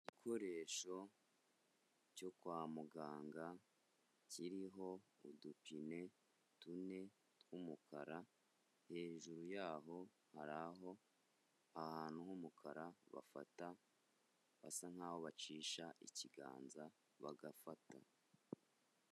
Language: Kinyarwanda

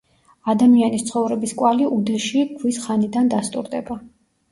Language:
Georgian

